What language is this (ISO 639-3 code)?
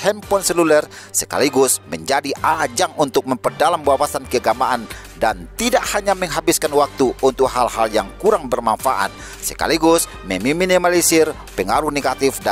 ind